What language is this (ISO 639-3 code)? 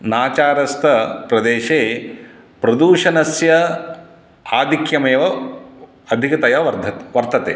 san